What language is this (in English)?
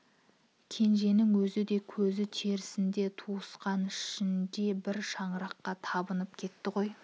Kazakh